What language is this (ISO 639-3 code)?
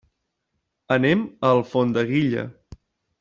cat